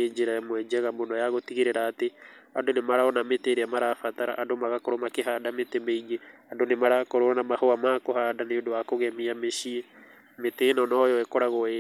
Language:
Kikuyu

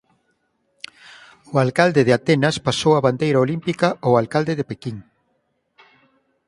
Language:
Galician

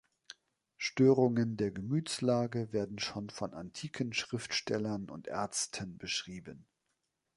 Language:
German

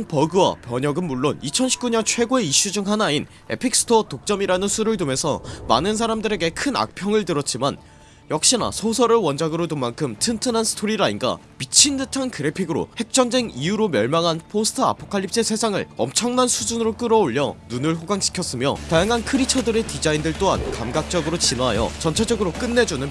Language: Korean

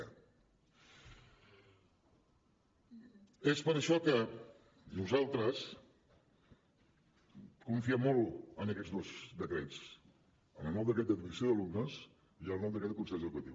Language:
Catalan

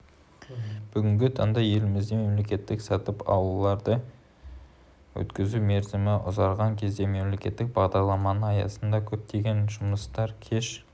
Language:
Kazakh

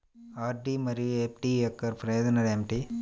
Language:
Telugu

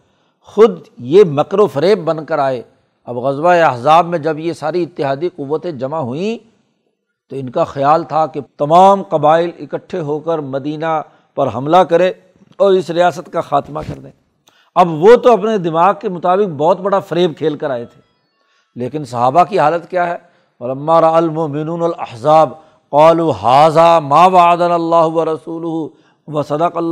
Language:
Urdu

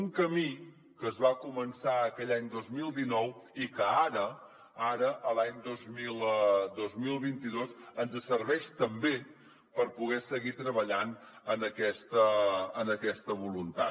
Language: Catalan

